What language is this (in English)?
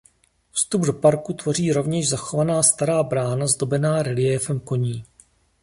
Czech